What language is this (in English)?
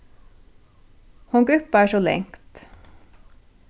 Faroese